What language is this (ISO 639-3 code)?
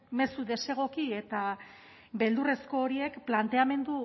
eus